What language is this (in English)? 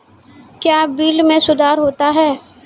Maithili